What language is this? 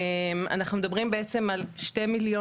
Hebrew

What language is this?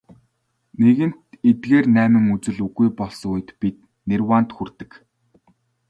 Mongolian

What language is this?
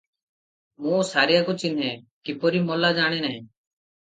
Odia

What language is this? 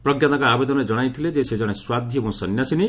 Odia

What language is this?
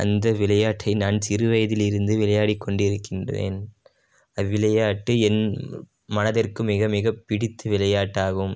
Tamil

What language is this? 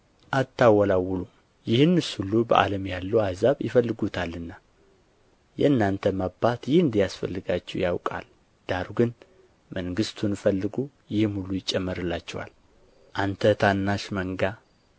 Amharic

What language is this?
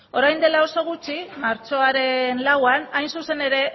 Basque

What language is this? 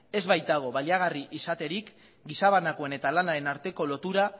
Basque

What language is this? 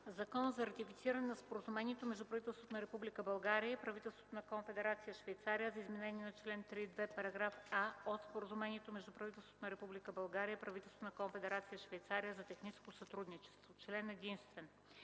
Bulgarian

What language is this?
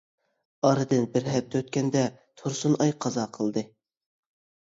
Uyghur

